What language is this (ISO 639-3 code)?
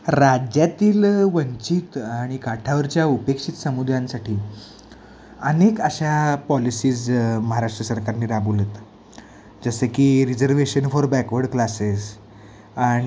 mar